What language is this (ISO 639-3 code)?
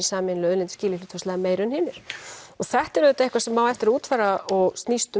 isl